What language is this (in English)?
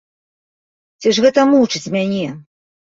Belarusian